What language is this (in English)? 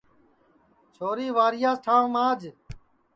Sansi